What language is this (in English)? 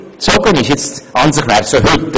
Swiss German